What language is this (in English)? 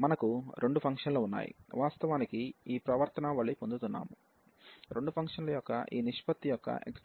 Telugu